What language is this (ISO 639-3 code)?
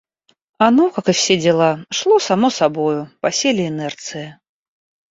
rus